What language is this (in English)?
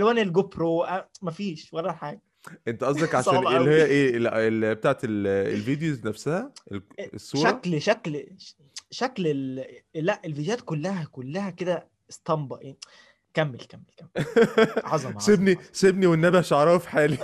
Arabic